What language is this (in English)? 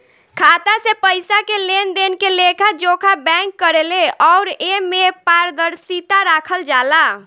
Bhojpuri